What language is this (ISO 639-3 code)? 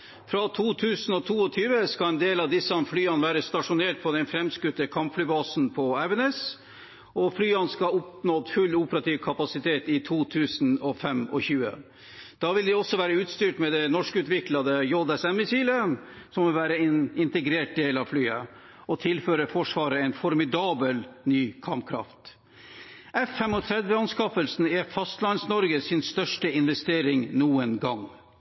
nob